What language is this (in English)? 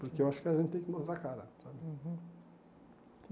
Portuguese